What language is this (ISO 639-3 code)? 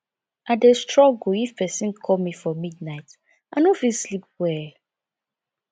pcm